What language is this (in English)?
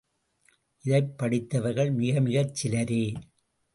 Tamil